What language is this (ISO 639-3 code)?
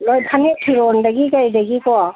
mni